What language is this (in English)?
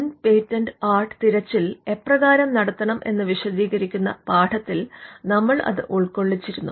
Malayalam